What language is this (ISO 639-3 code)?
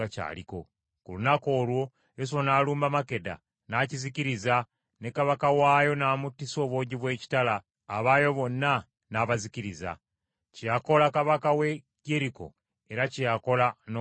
lug